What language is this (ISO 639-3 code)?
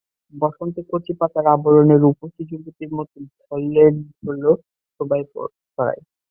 ben